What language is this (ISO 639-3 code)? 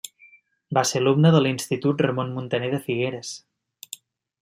cat